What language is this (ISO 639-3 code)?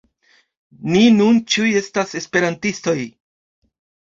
epo